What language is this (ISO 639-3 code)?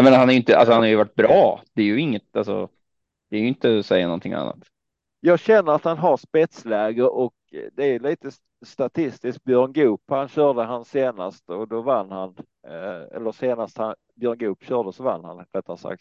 swe